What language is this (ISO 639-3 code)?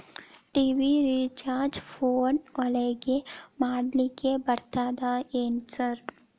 kan